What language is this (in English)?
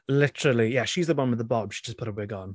English